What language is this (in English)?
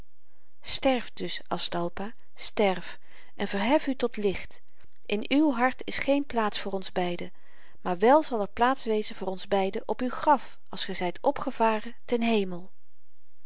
Dutch